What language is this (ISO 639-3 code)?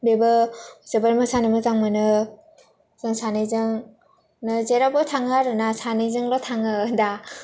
brx